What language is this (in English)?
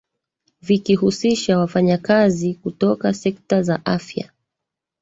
Swahili